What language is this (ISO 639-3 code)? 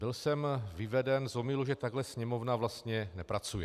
ces